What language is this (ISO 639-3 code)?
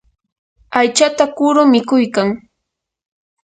qur